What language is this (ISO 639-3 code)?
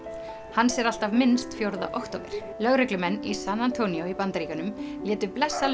isl